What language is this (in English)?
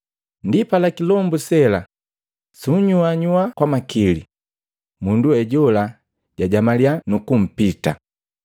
Matengo